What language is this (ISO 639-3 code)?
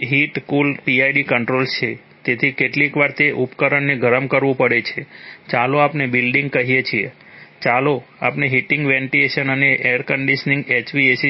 guj